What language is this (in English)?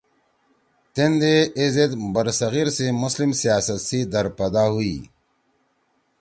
Torwali